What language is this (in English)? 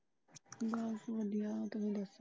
Punjabi